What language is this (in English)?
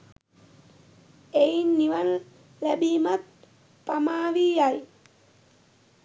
Sinhala